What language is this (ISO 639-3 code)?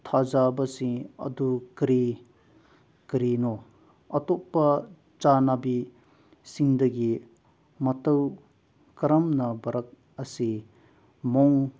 mni